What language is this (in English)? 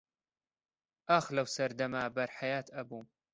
Central Kurdish